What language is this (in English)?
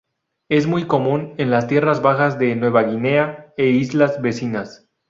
Spanish